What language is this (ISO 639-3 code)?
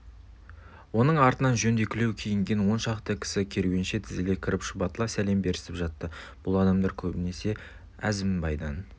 kaz